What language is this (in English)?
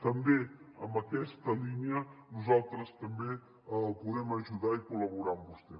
Catalan